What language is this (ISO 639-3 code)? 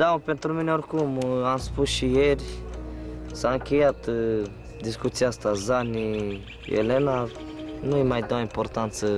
ron